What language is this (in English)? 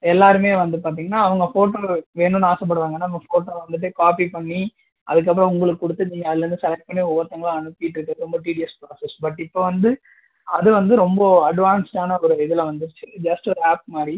Tamil